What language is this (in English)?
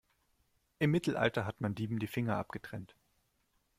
German